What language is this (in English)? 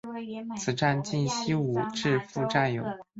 Chinese